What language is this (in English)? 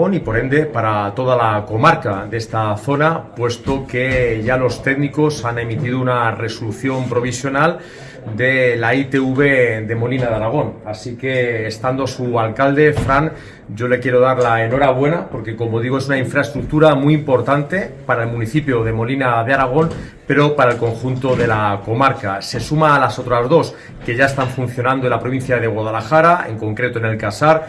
Spanish